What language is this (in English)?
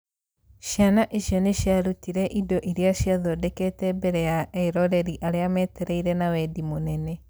Kikuyu